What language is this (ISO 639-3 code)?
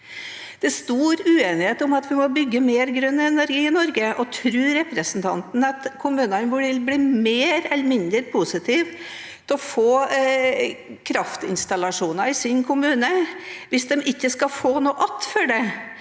nor